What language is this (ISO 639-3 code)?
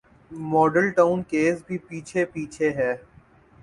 urd